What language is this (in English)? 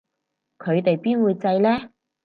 Cantonese